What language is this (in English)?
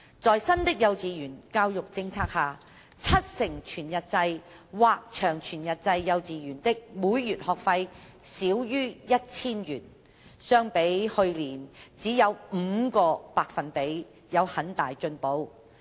Cantonese